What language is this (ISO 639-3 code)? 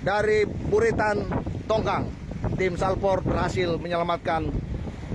ind